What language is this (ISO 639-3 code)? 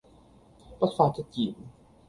yue